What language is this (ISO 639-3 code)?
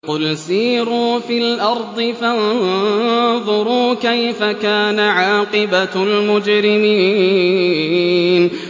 ara